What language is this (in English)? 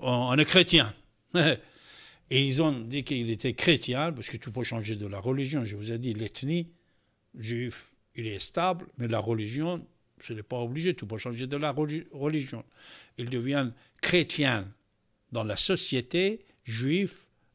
French